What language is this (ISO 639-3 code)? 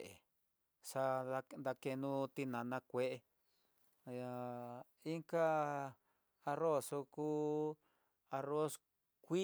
mtx